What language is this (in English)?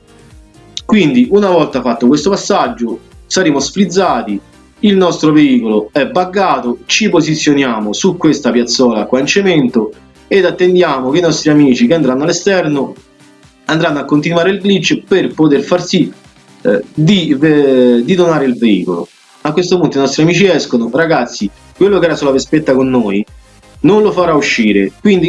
Italian